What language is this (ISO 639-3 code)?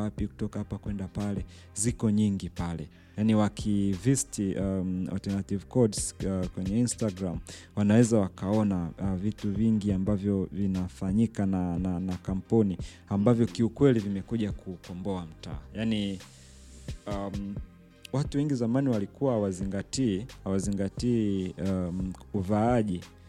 swa